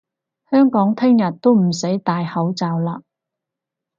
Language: Cantonese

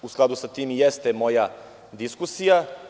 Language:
Serbian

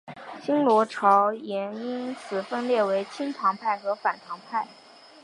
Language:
Chinese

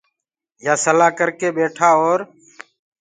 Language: Gurgula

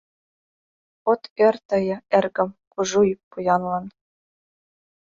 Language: Mari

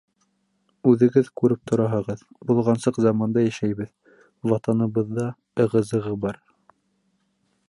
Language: Bashkir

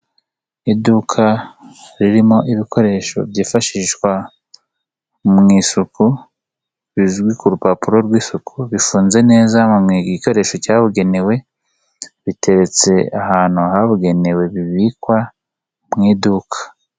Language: Kinyarwanda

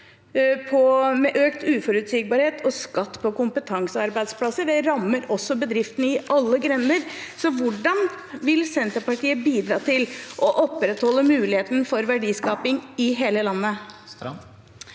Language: Norwegian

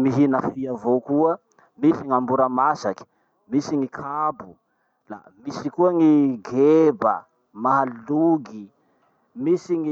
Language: Masikoro Malagasy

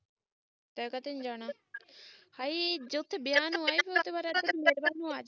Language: Punjabi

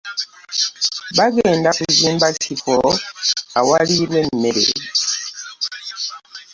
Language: Ganda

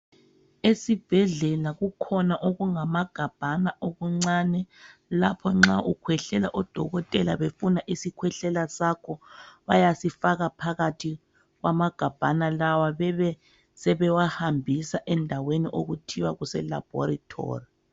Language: North Ndebele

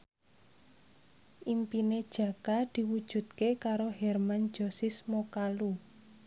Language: Javanese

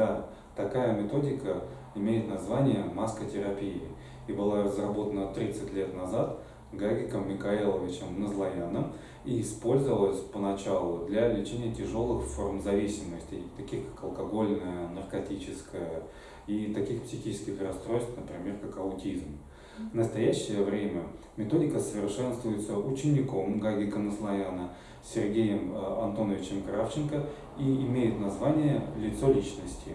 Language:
Russian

